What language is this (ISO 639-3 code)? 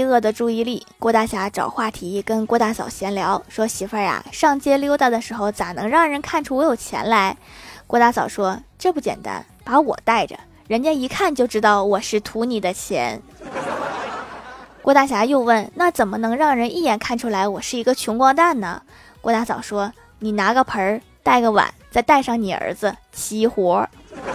zho